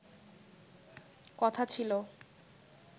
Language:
Bangla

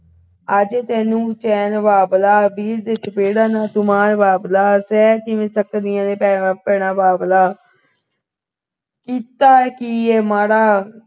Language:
Punjabi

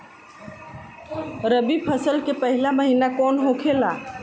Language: Bhojpuri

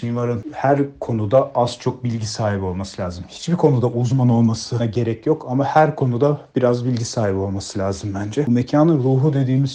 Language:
Turkish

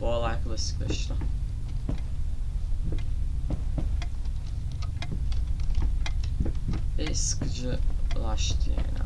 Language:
Turkish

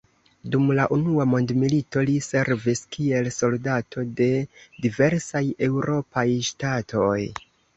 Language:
Esperanto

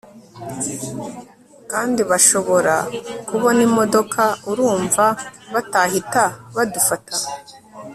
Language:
Kinyarwanda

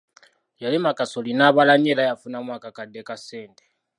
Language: Ganda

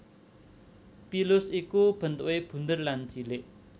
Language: Javanese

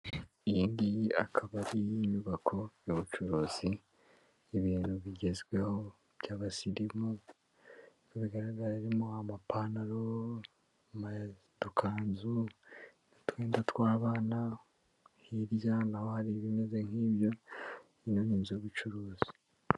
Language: Kinyarwanda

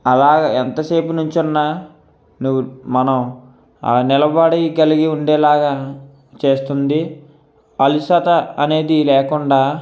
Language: Telugu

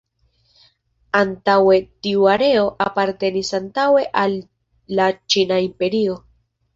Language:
Esperanto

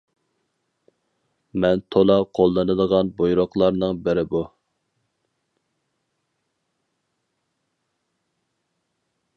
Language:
Uyghur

